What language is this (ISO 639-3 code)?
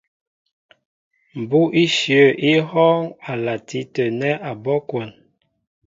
mbo